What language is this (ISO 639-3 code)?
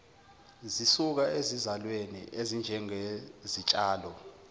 zul